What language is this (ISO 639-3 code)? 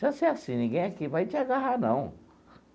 por